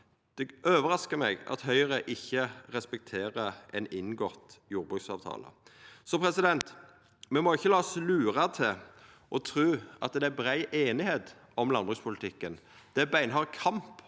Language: Norwegian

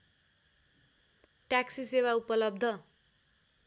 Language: Nepali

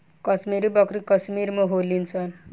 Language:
Bhojpuri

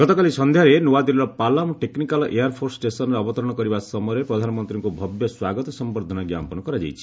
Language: Odia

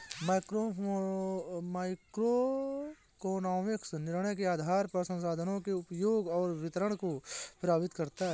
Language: Hindi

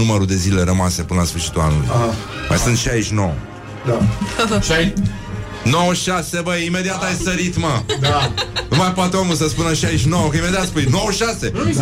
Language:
Romanian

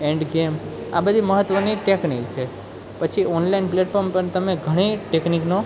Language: Gujarati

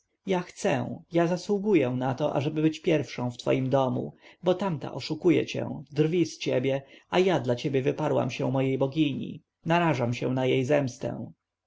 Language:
Polish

